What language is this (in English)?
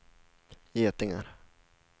Swedish